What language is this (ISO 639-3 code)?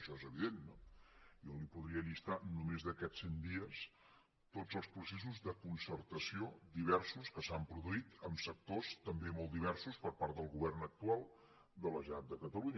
cat